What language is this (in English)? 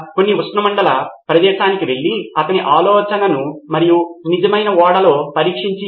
Telugu